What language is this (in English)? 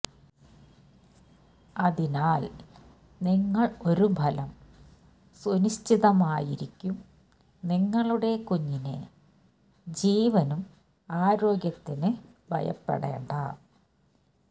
Malayalam